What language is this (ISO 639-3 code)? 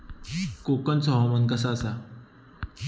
mar